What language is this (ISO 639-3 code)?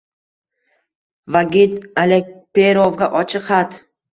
uzb